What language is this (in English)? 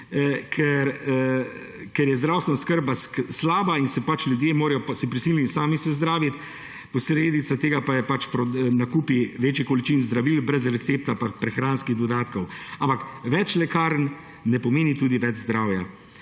Slovenian